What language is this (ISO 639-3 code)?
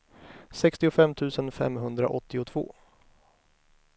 swe